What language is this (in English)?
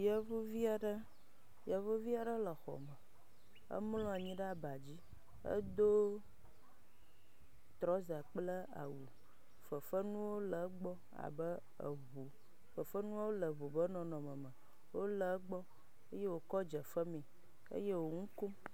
Ewe